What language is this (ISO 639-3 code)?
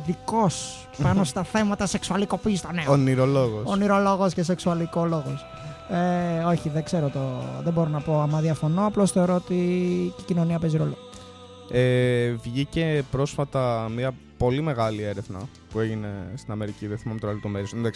ell